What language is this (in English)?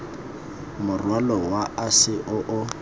Tswana